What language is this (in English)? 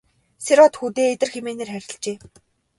Mongolian